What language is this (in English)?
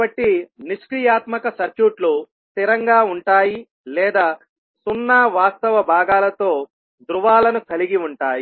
Telugu